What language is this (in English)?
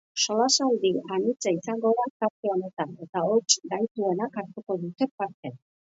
Basque